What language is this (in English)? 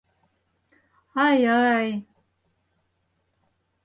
Mari